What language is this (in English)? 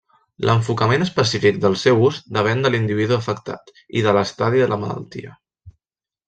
Catalan